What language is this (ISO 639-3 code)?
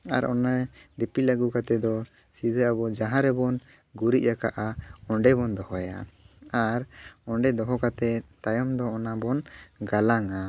sat